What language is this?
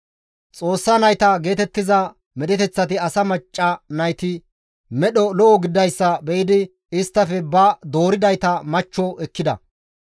Gamo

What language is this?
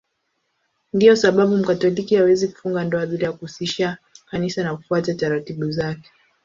Swahili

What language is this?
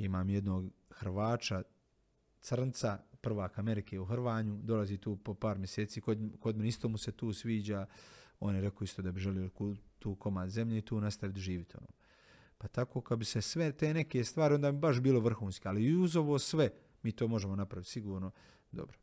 Croatian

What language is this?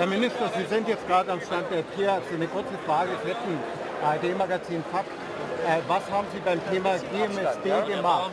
German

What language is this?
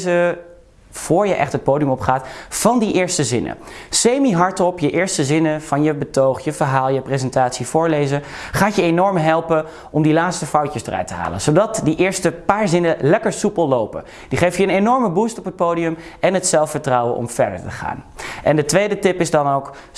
Dutch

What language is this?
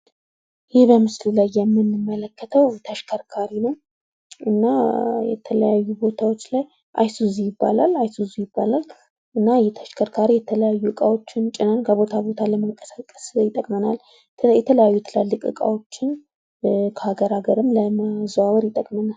Amharic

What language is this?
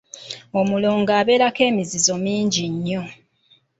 Ganda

